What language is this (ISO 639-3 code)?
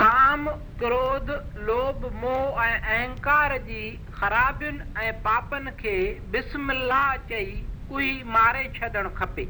hin